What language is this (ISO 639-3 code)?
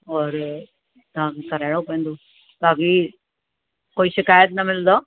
snd